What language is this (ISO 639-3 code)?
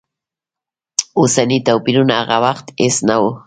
pus